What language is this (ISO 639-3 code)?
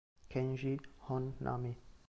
ita